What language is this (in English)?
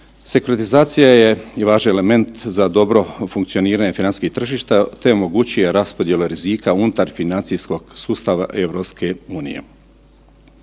Croatian